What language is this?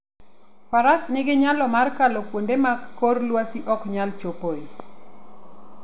Luo (Kenya and Tanzania)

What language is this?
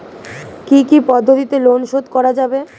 Bangla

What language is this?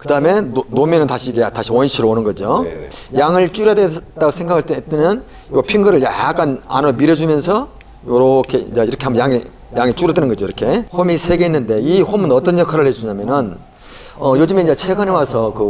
Korean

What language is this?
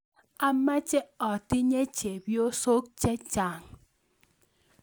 Kalenjin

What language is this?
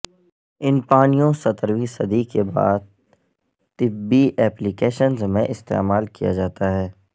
Urdu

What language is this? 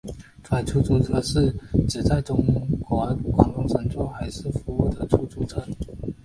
Chinese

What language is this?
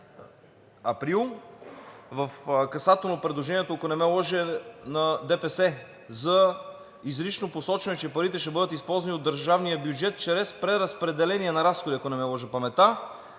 Bulgarian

